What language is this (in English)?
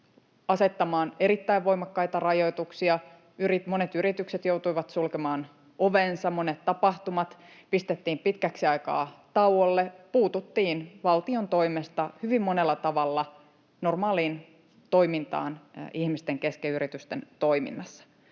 Finnish